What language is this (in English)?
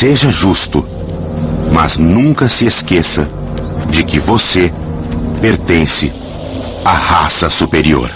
Portuguese